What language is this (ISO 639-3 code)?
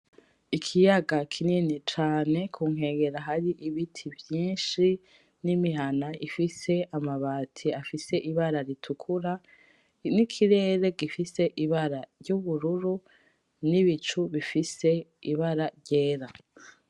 run